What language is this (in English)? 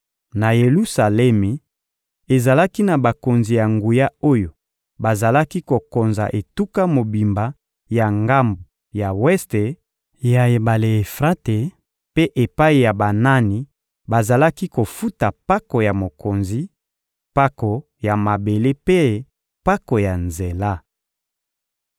Lingala